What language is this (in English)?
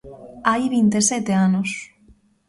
Galician